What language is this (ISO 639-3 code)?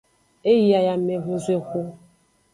ajg